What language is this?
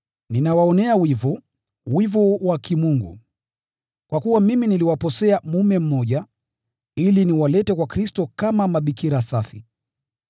Swahili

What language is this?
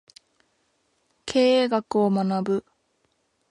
Japanese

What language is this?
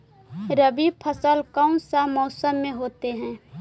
Magahi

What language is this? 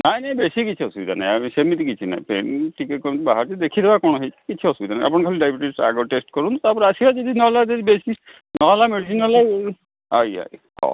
Odia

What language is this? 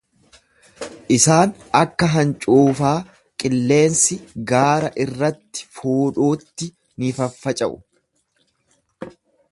Oromo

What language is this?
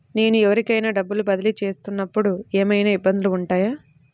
Telugu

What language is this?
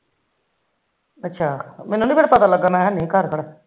Punjabi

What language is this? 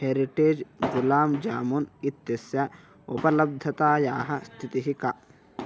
Sanskrit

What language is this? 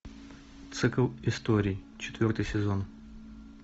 Russian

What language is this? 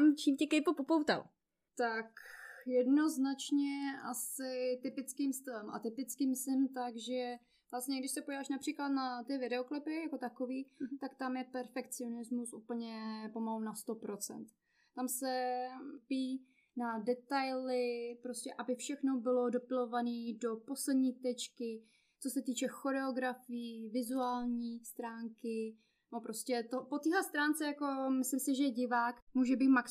Czech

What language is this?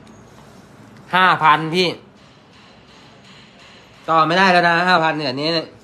Thai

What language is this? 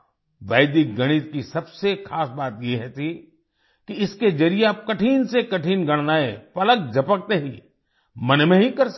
Hindi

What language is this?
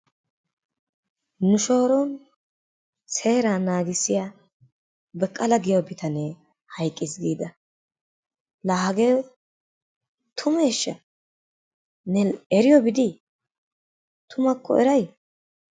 Wolaytta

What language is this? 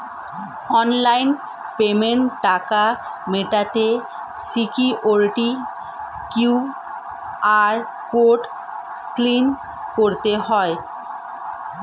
Bangla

